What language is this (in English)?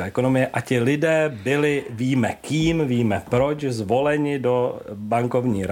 Czech